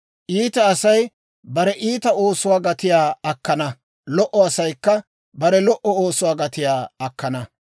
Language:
Dawro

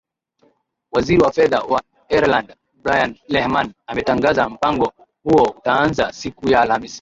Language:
Swahili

